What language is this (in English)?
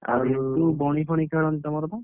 Odia